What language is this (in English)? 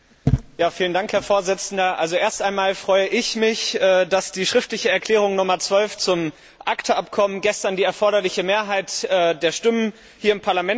German